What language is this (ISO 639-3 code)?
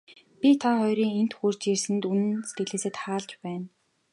mon